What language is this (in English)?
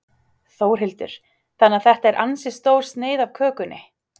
Icelandic